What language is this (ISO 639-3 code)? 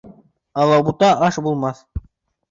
bak